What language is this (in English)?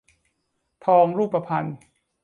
Thai